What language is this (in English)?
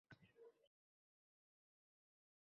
Uzbek